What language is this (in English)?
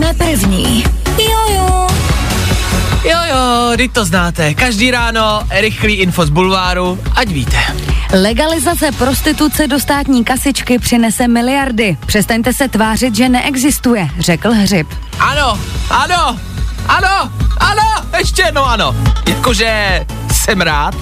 Czech